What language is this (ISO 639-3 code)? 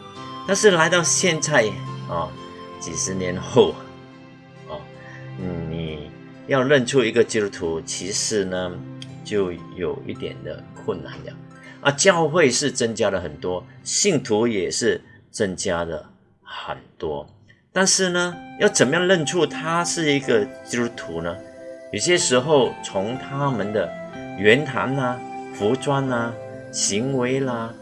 zho